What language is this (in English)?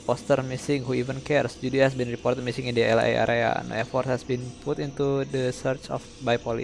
Indonesian